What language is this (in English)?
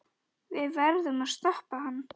Icelandic